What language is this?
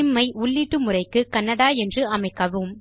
Tamil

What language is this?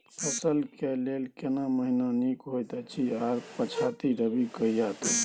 Maithili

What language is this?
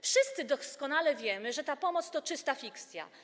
Polish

